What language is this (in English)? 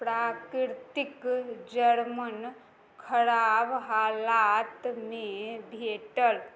Maithili